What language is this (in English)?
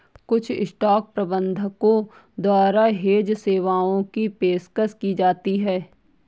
Hindi